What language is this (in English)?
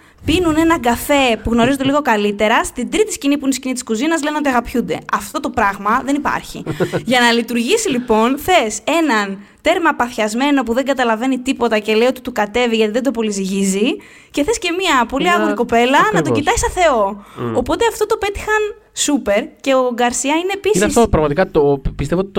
Greek